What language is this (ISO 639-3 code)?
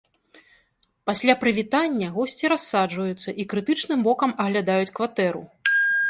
bel